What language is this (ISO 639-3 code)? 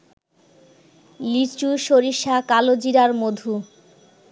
ben